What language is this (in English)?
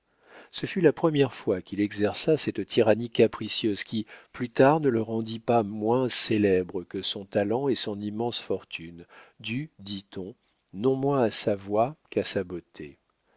French